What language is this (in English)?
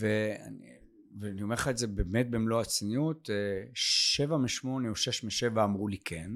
Hebrew